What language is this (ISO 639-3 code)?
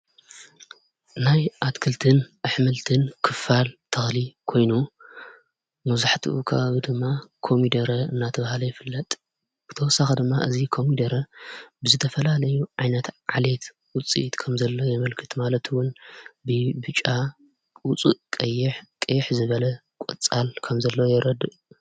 tir